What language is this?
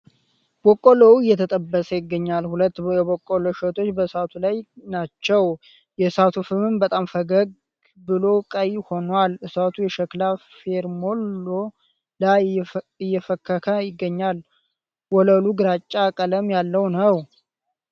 Amharic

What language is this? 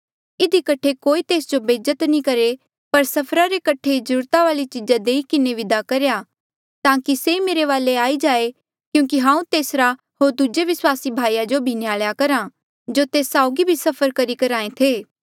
Mandeali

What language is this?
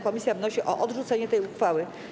Polish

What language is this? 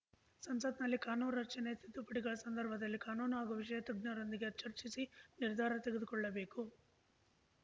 Kannada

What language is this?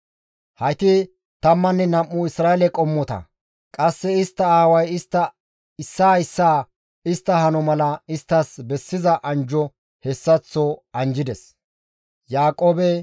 Gamo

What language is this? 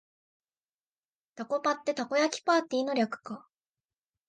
Japanese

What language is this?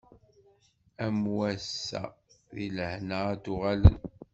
Kabyle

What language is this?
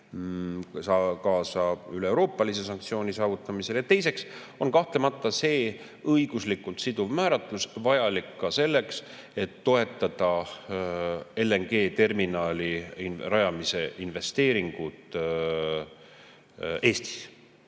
Estonian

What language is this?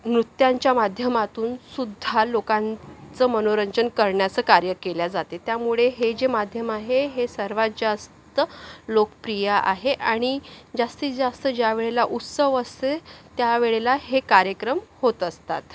Marathi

